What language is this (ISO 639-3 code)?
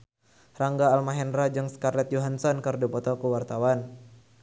sun